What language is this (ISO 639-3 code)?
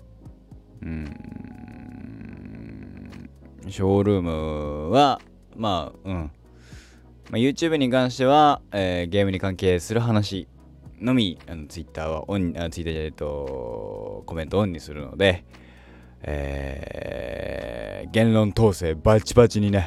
jpn